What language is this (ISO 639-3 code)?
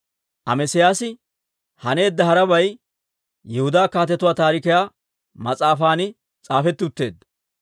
dwr